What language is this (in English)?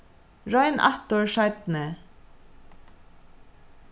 Faroese